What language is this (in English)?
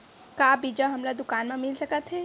Chhattisgarhi